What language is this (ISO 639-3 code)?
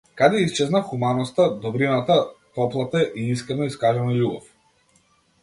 mkd